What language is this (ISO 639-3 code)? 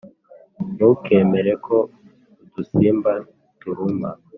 kin